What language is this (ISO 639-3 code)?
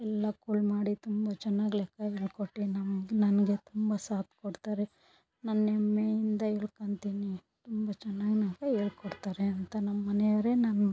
kan